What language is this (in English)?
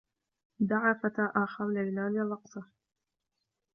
Arabic